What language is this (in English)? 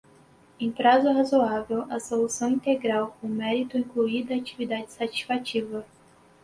Portuguese